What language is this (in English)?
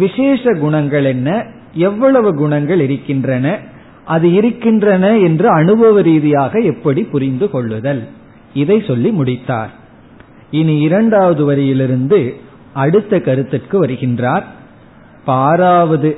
Tamil